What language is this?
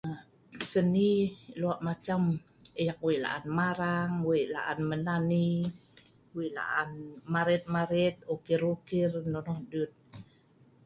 Sa'ban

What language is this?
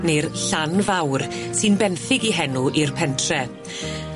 Welsh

